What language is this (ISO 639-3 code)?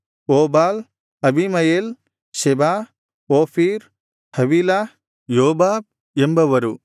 kan